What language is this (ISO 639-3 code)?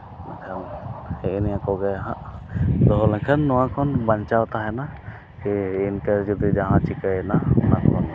sat